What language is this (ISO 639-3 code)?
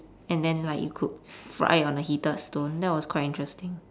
eng